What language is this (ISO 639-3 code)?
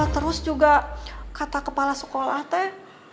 ind